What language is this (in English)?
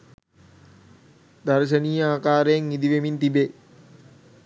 Sinhala